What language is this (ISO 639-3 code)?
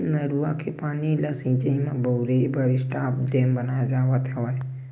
hne